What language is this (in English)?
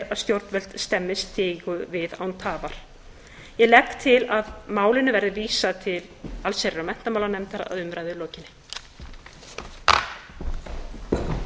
Icelandic